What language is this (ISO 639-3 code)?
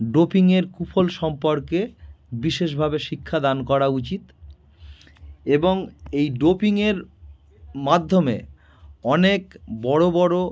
ben